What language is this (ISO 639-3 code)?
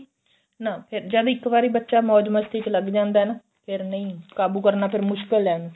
pan